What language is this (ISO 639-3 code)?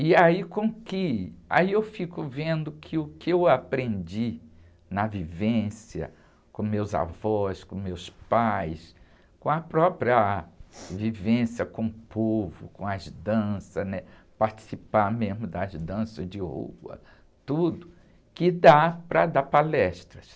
por